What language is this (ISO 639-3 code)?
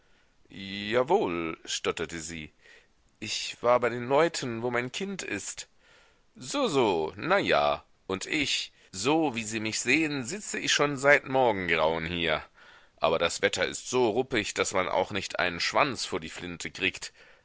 deu